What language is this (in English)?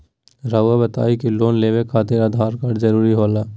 Magahi